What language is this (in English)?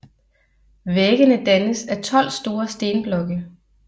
Danish